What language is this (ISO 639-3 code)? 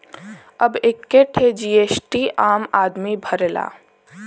bho